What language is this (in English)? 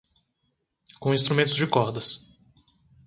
Portuguese